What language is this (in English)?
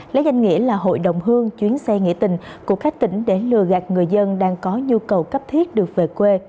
Vietnamese